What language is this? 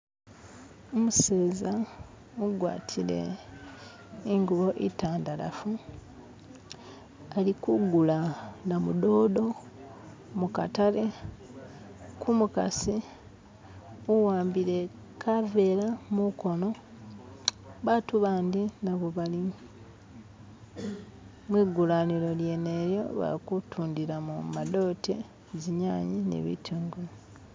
Masaaba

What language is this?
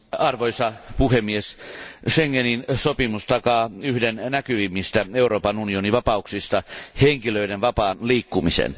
Finnish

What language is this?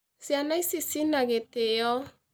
Kikuyu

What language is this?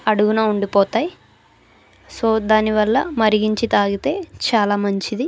Telugu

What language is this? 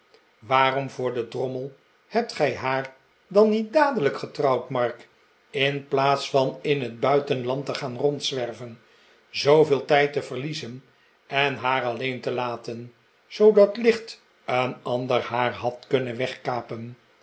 Dutch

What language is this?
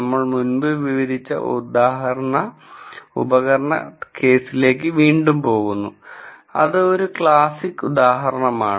Malayalam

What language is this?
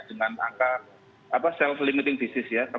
Indonesian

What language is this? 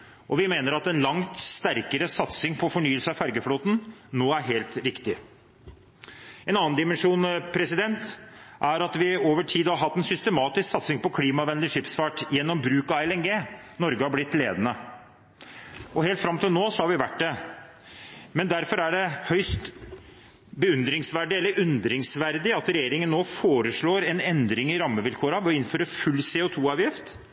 Norwegian Bokmål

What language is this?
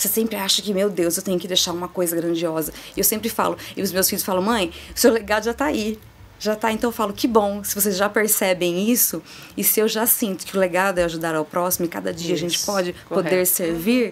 Portuguese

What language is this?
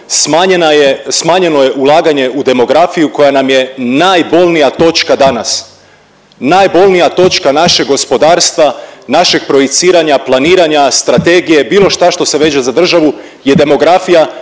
Croatian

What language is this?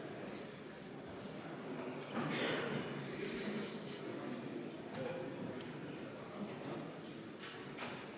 Estonian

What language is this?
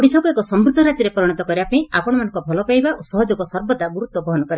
Odia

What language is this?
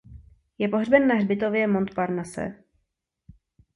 Czech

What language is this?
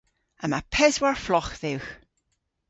Cornish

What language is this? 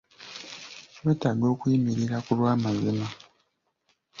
Ganda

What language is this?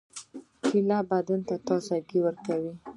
Pashto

